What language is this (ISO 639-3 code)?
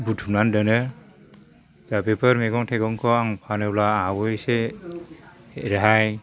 brx